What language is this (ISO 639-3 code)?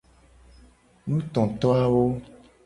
gej